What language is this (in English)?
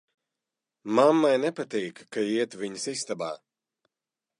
Latvian